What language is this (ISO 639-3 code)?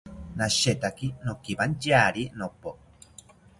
cpy